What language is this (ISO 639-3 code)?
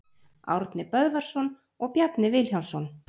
isl